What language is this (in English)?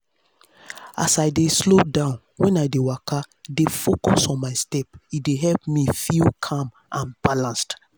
Nigerian Pidgin